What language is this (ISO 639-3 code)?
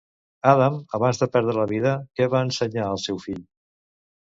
cat